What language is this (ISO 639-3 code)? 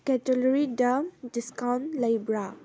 mni